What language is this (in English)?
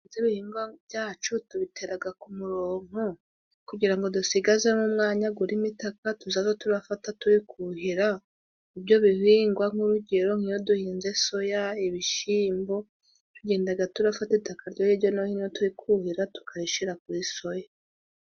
Kinyarwanda